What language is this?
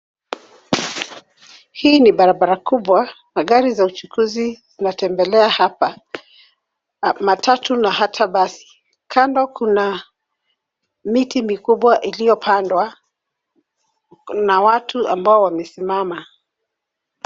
Swahili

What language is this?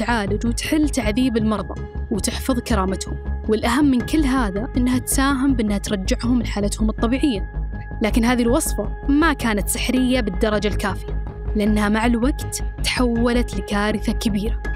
Arabic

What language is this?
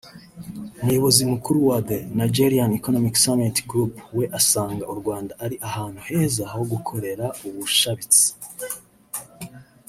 Kinyarwanda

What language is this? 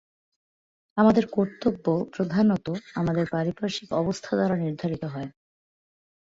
Bangla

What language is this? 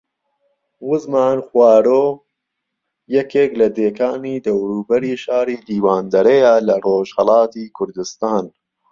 Central Kurdish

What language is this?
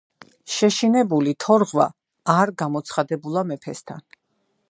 Georgian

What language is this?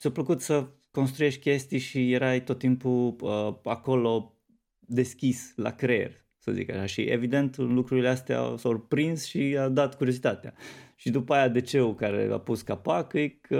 Romanian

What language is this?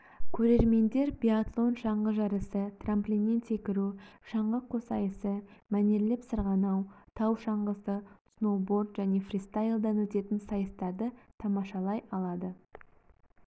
Kazakh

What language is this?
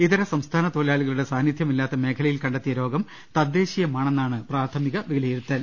Malayalam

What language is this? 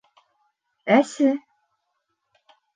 Bashkir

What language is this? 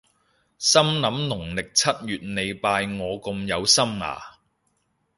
Cantonese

